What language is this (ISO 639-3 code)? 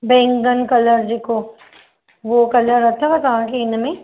snd